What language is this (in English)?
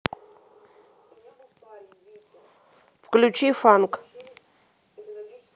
Russian